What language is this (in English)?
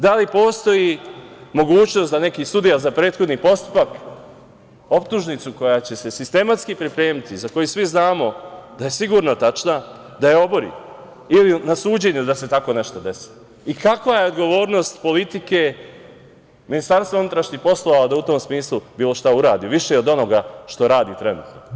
Serbian